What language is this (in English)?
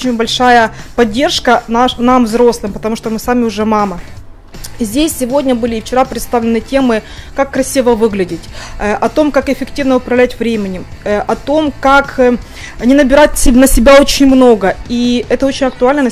Russian